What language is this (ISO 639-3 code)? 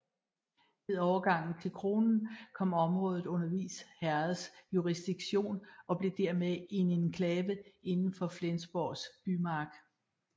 dan